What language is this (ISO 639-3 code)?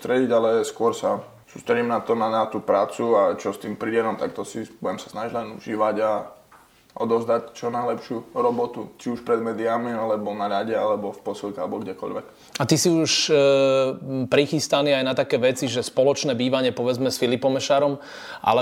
slk